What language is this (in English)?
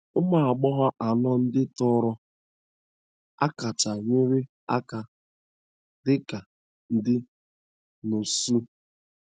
Igbo